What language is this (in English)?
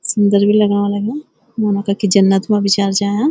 Garhwali